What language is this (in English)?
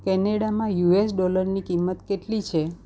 Gujarati